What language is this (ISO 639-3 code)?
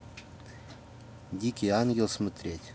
rus